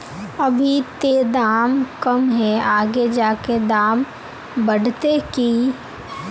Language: Magahi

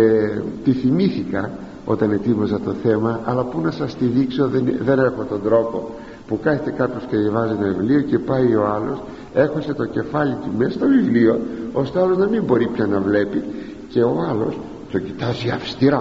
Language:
Greek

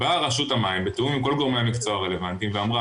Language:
Hebrew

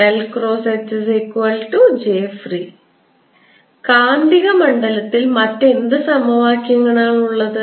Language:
Malayalam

